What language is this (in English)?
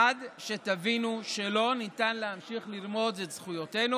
Hebrew